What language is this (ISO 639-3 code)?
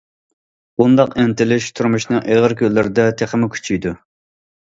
uig